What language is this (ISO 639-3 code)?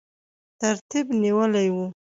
pus